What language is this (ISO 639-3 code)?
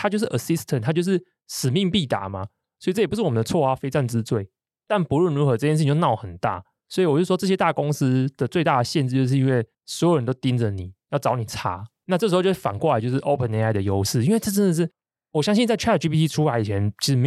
zho